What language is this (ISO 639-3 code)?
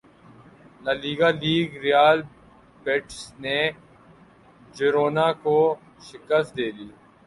urd